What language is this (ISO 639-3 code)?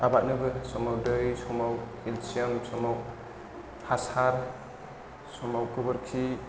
brx